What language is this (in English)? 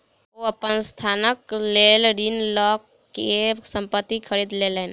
Maithili